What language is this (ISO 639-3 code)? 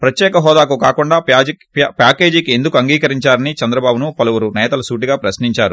tel